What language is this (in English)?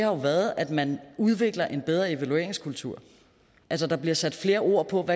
Danish